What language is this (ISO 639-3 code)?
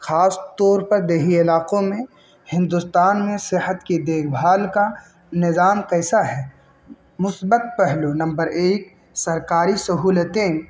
urd